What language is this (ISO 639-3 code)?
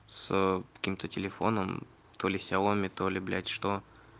rus